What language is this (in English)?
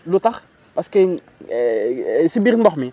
Wolof